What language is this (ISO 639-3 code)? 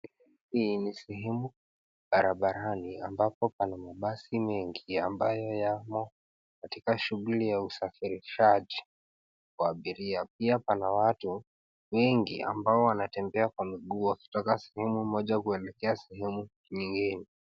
swa